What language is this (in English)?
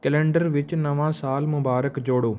Punjabi